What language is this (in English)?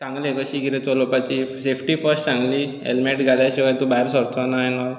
Konkani